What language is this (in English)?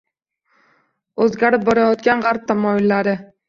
Uzbek